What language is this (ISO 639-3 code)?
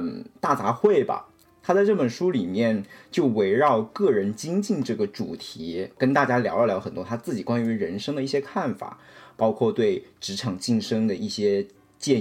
zho